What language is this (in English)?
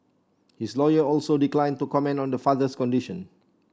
English